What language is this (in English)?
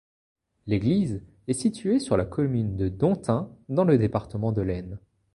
French